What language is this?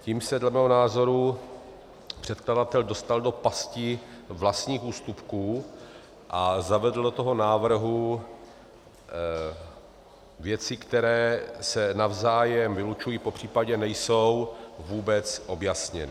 Czech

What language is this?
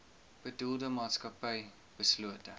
Afrikaans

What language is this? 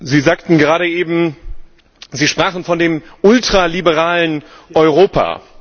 German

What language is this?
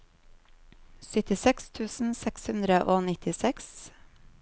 Norwegian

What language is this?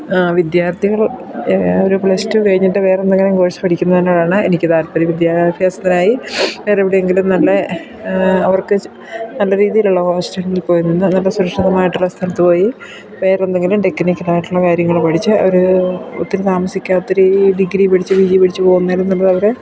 Malayalam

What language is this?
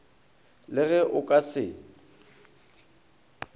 Northern Sotho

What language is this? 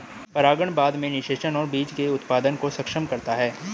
Hindi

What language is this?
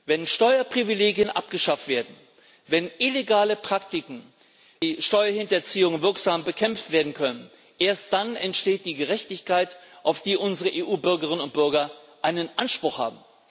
German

